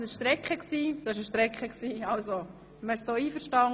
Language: Swiss German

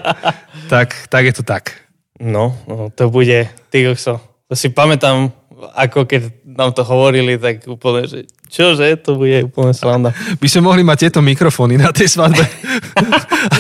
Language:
Slovak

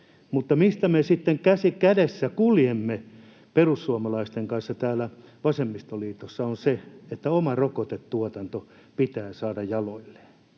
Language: Finnish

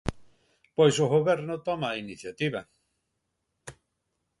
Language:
Galician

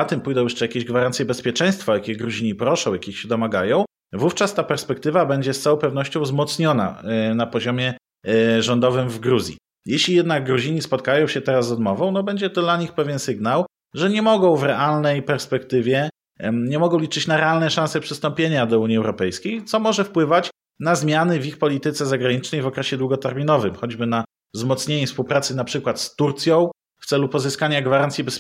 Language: Polish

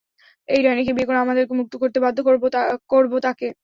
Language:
Bangla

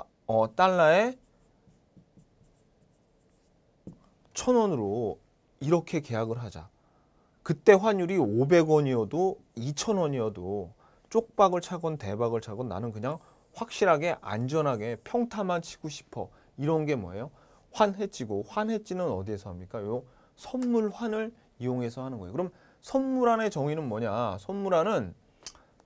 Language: Korean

